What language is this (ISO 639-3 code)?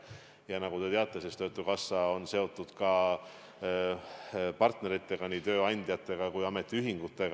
est